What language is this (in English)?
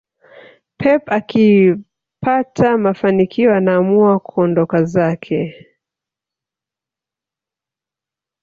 Swahili